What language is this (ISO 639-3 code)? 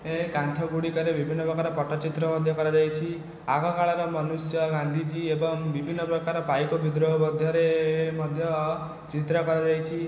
ori